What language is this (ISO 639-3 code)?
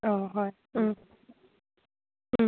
mni